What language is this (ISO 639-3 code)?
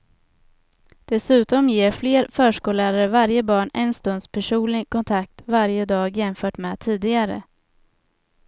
swe